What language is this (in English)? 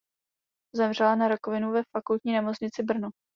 Czech